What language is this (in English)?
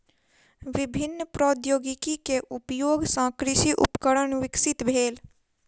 Maithili